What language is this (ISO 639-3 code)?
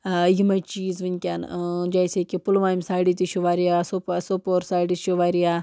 kas